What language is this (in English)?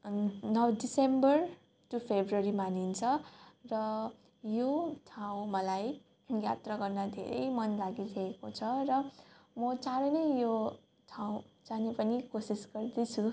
Nepali